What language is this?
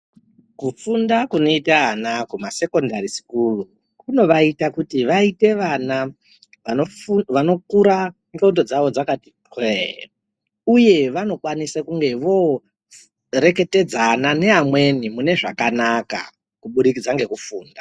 Ndau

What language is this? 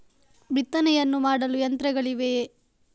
Kannada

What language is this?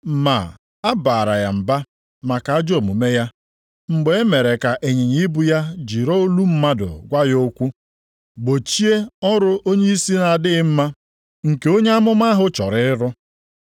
Igbo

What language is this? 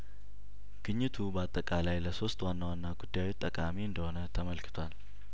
Amharic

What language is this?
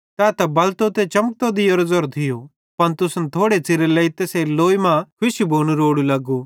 Bhadrawahi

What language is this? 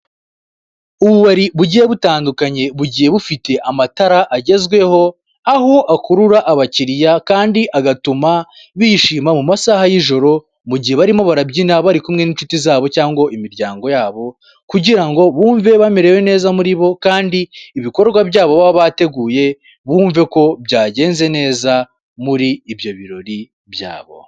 Kinyarwanda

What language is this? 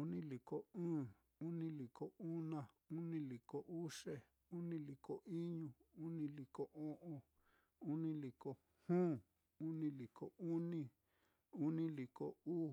Mitlatongo Mixtec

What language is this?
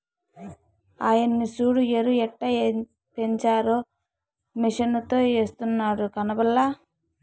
Telugu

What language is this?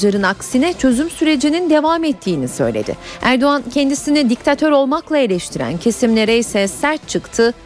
Turkish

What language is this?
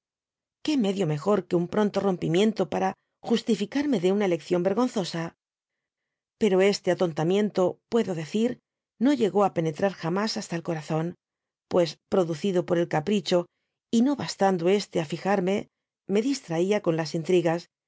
Spanish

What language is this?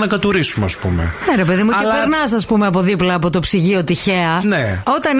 Greek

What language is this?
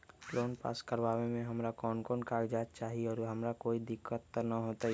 Magahi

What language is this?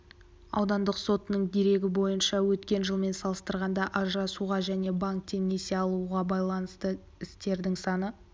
Kazakh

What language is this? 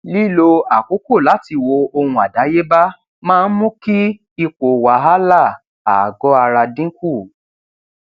Yoruba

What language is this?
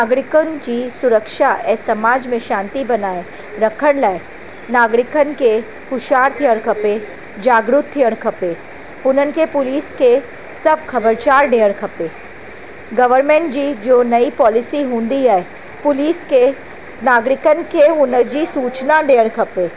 Sindhi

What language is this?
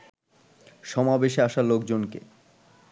Bangla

